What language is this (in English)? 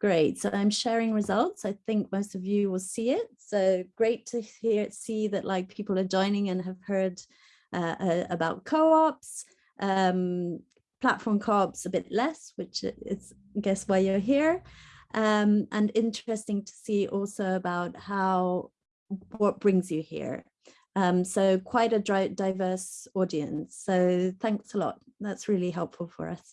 English